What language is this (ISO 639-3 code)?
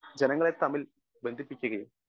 mal